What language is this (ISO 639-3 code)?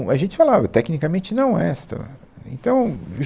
por